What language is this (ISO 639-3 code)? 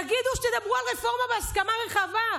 heb